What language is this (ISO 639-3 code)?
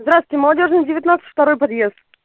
rus